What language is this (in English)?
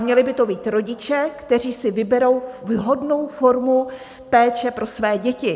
Czech